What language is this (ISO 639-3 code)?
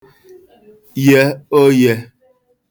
ibo